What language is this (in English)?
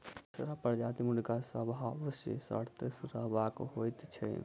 Maithili